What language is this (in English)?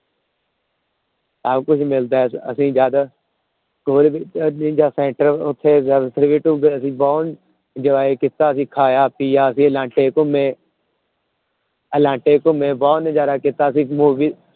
Punjabi